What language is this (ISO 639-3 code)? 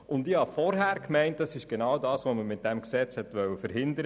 gsw